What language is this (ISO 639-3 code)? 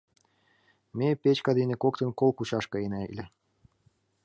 chm